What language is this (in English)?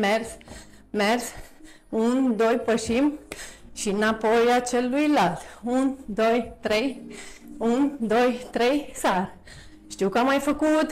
Romanian